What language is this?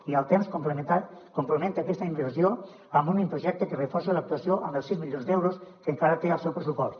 Catalan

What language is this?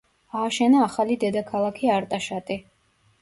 Georgian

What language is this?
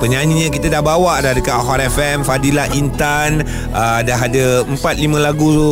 Malay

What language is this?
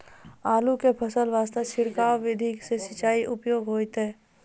Maithili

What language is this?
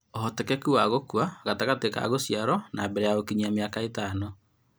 Kikuyu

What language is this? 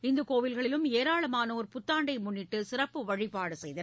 Tamil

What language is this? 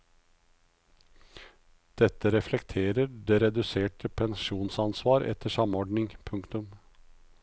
Norwegian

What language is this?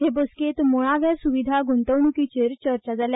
Konkani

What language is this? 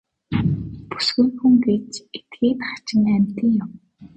Mongolian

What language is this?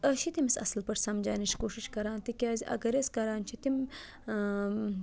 Kashmiri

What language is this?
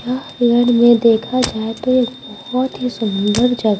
Hindi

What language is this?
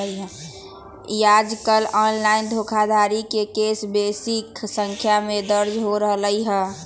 Magahi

